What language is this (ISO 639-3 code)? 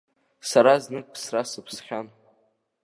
abk